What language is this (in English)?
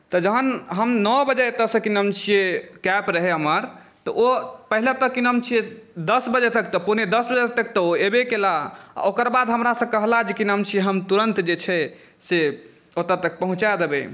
Maithili